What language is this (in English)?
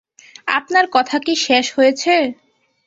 Bangla